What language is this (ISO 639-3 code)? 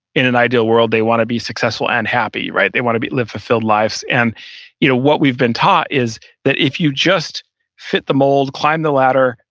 eng